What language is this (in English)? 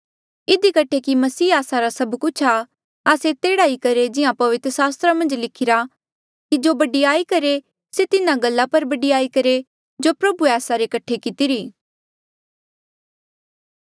Mandeali